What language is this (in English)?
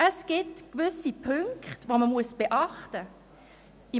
Swiss German